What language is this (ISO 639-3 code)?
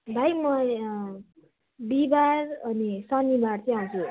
nep